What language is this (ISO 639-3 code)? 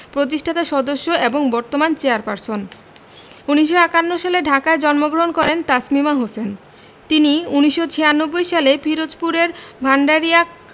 ben